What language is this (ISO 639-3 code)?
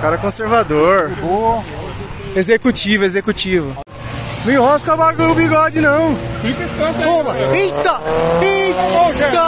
por